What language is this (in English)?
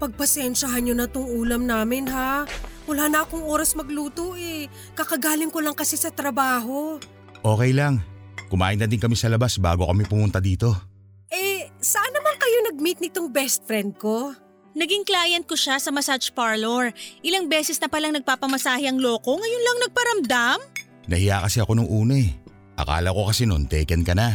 Filipino